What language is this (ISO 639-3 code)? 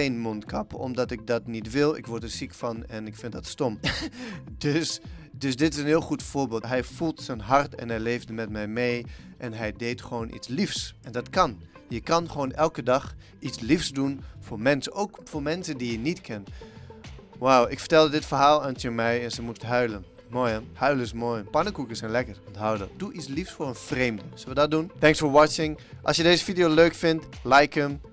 nld